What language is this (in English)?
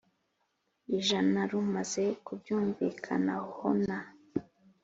Kinyarwanda